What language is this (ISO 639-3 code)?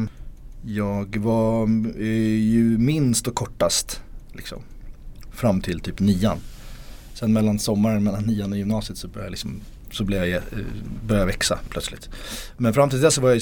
swe